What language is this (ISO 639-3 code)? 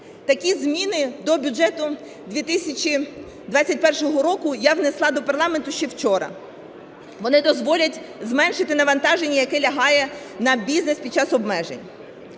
ukr